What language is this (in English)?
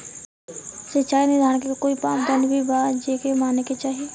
Bhojpuri